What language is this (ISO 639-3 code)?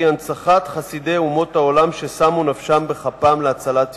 heb